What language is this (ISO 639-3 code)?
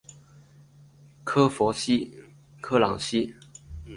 zho